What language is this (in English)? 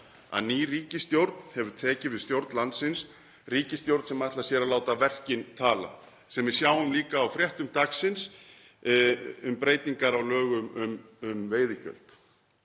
Icelandic